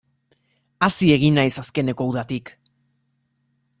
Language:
Basque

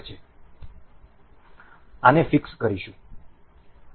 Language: Gujarati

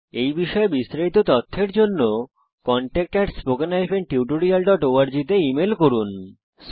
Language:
Bangla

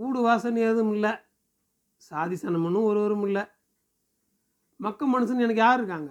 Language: Tamil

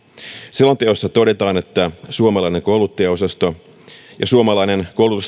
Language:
Finnish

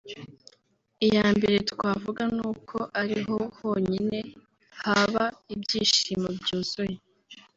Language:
Kinyarwanda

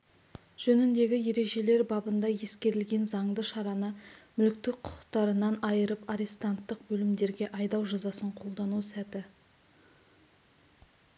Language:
Kazakh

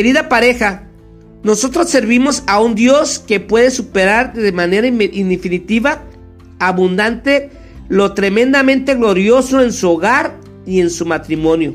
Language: Spanish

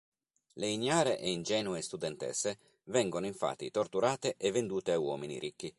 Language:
Italian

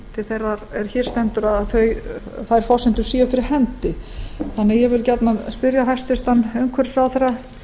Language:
Icelandic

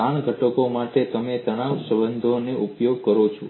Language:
Gujarati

